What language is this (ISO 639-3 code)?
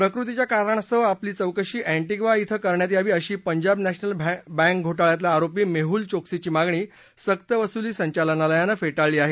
mar